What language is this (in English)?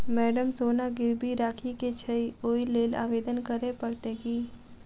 Maithili